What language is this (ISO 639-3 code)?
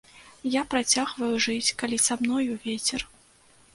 bel